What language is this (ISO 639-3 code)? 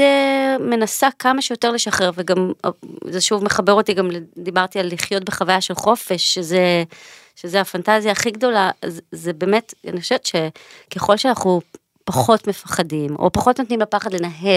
heb